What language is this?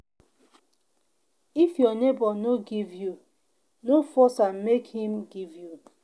Nigerian Pidgin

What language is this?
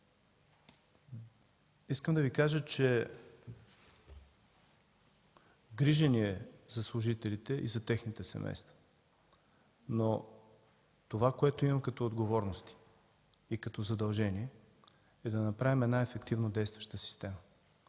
Bulgarian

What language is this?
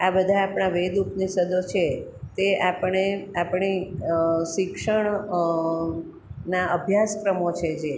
Gujarati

